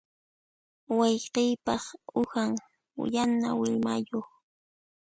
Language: Puno Quechua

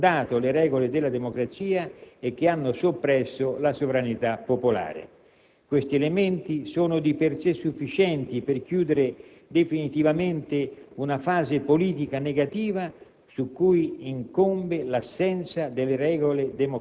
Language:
Italian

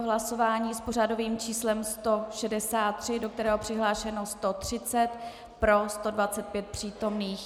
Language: Czech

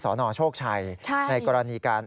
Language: Thai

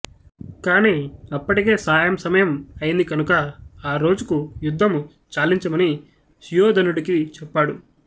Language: Telugu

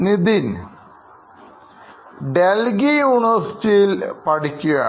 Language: Malayalam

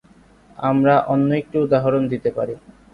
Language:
Bangla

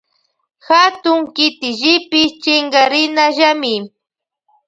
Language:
Loja Highland Quichua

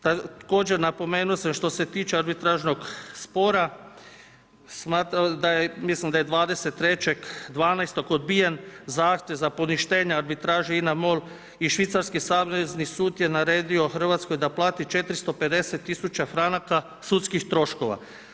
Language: Croatian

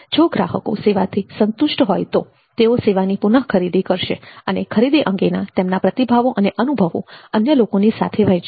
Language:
Gujarati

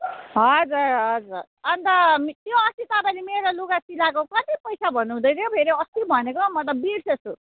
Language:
Nepali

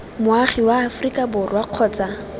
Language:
Tswana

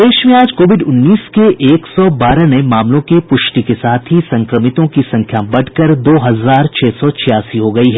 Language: Hindi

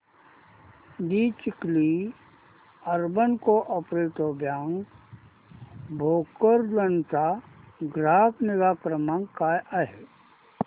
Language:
Marathi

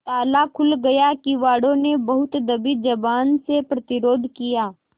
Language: Hindi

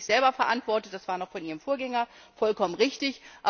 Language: German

